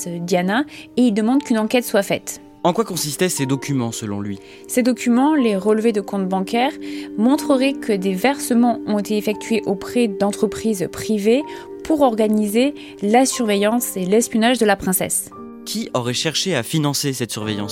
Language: French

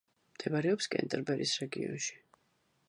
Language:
Georgian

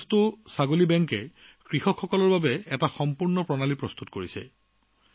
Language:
Assamese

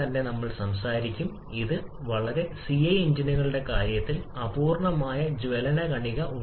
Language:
Malayalam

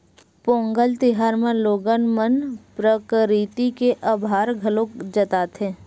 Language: Chhattisgarhi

